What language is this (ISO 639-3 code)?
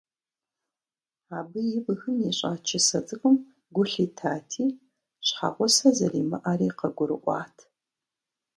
kbd